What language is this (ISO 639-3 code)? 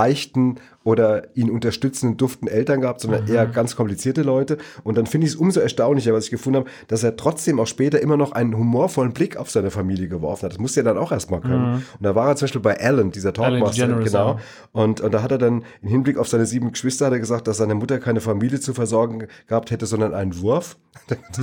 deu